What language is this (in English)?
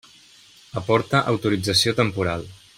Catalan